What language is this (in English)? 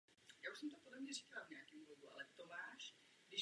Czech